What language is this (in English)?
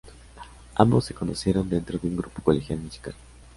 Spanish